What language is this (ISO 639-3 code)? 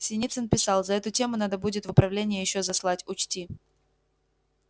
rus